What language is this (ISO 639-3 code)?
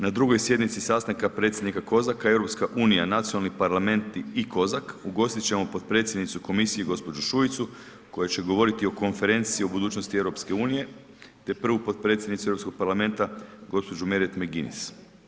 hrv